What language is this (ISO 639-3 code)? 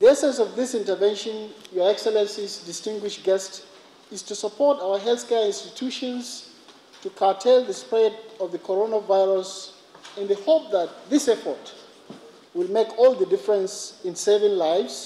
eng